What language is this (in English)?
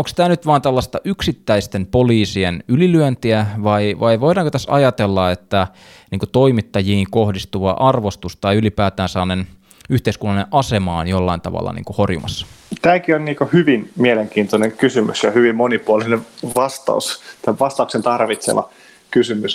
Finnish